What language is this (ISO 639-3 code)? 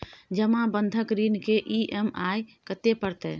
mai